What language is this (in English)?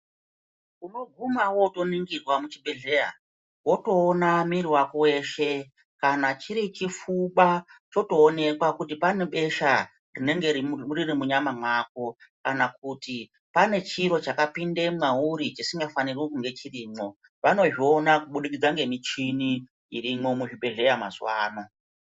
Ndau